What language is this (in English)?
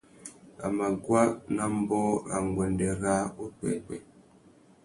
Tuki